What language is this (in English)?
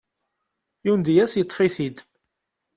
Kabyle